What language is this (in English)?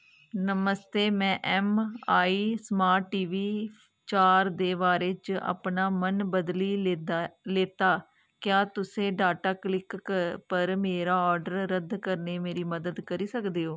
Dogri